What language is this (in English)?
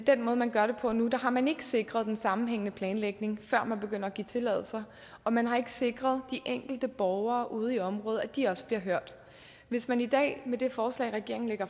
Danish